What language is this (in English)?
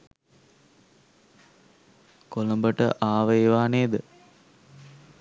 Sinhala